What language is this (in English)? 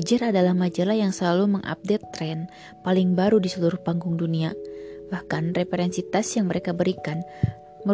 Indonesian